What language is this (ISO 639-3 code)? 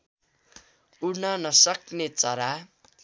nep